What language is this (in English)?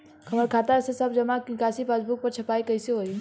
Bhojpuri